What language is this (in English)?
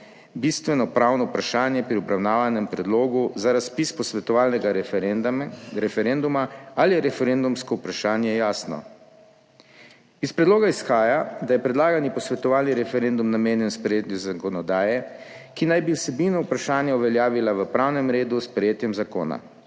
Slovenian